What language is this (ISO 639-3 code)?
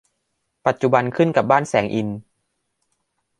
tha